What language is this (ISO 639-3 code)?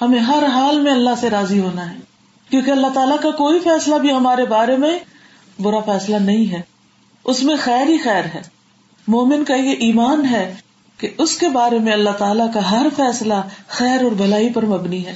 urd